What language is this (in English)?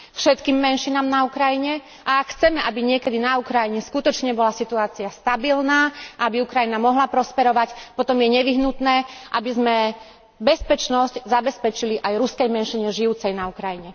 Slovak